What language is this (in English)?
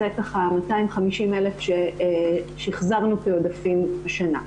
Hebrew